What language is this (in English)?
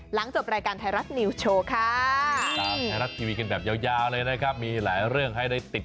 Thai